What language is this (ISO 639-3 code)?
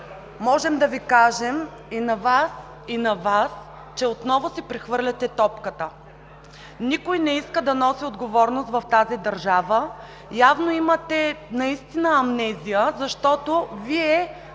bul